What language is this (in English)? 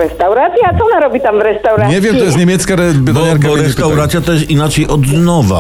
Polish